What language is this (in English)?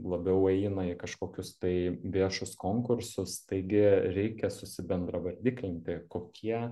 Lithuanian